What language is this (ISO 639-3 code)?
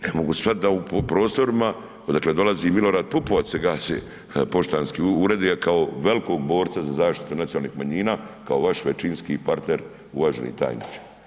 hrv